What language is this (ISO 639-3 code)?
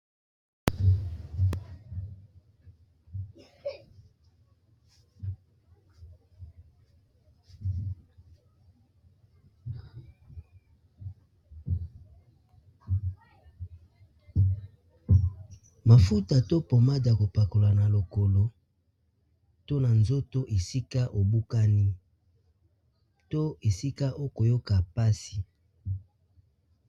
lin